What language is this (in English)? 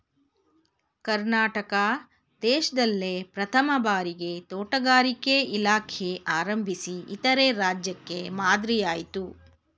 Kannada